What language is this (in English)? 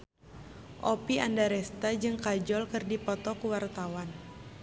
Sundanese